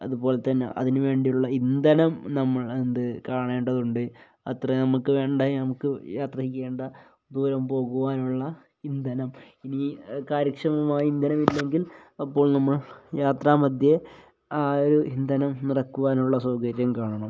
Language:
Malayalam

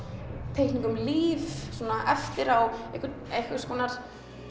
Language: Icelandic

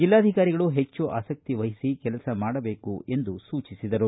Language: Kannada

